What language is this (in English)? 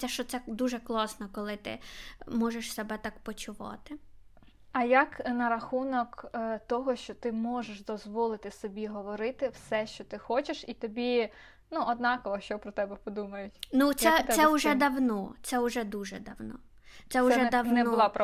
Ukrainian